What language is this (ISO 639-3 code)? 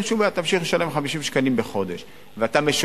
heb